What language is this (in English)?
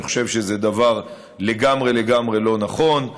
Hebrew